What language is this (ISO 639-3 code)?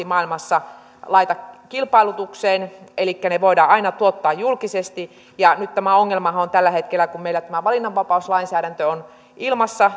fin